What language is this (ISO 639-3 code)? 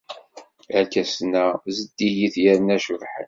kab